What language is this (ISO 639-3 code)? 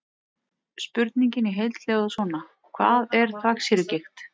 isl